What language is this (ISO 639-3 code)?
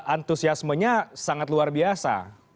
ind